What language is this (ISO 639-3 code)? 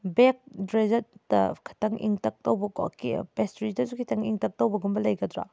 mni